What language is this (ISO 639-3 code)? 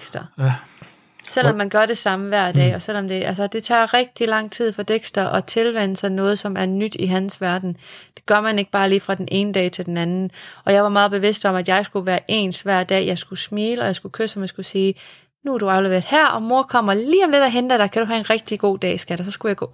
dan